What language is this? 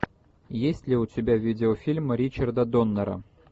Russian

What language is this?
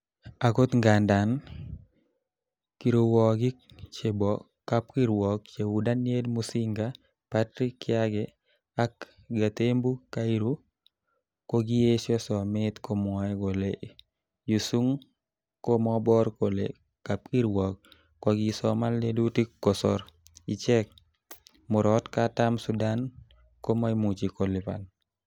Kalenjin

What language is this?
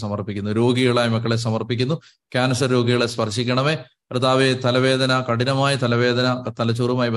Malayalam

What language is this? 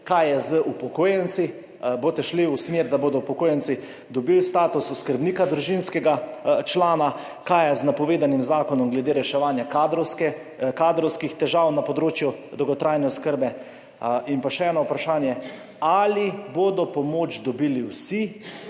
Slovenian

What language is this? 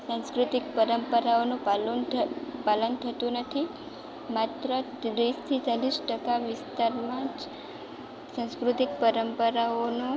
Gujarati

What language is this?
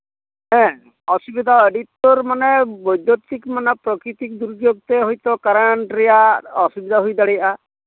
Santali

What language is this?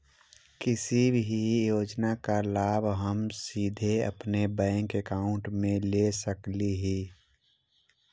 Magahi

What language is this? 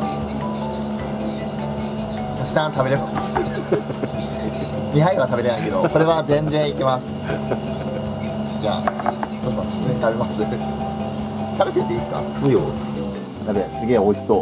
Japanese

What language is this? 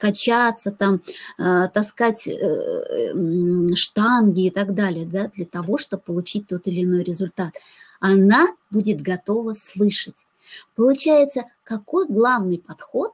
Russian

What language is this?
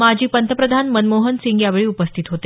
Marathi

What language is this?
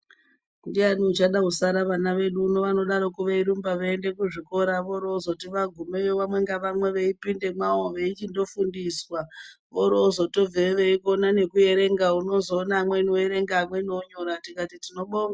Ndau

